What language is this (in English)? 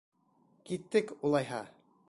Bashkir